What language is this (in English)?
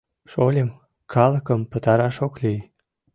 Mari